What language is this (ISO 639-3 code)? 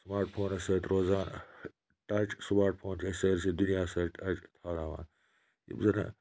kas